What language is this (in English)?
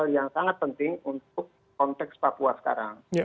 Indonesian